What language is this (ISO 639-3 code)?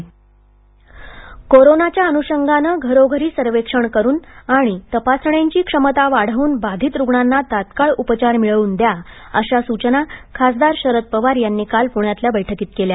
mar